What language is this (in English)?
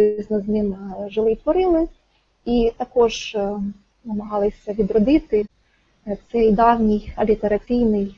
Ukrainian